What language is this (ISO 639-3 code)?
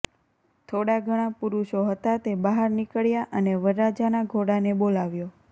guj